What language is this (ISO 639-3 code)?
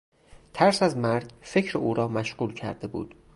fas